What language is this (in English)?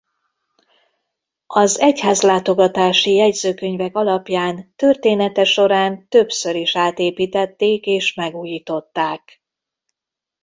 Hungarian